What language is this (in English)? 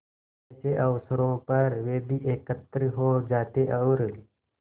Hindi